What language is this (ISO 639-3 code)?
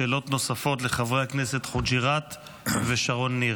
heb